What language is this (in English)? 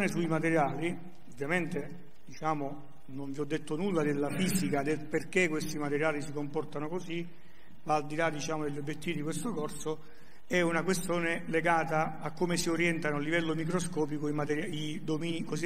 Italian